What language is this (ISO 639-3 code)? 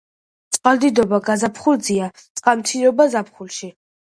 kat